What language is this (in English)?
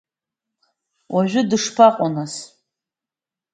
Abkhazian